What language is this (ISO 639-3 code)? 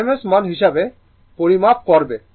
ben